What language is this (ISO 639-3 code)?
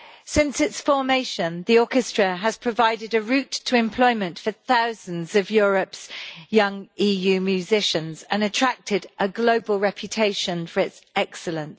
eng